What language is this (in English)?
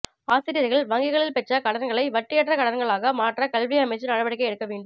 Tamil